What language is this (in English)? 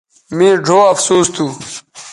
Bateri